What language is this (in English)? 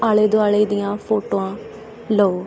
Punjabi